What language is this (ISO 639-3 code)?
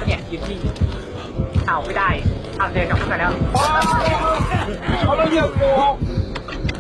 tha